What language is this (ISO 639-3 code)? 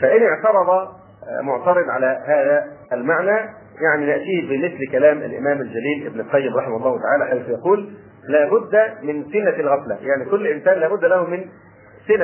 ara